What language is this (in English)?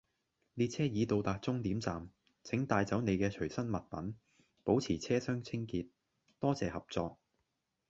Cantonese